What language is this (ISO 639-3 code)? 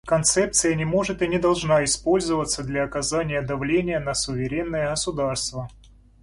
rus